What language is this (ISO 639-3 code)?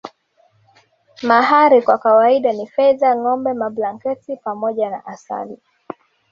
swa